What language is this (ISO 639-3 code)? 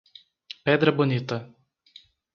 por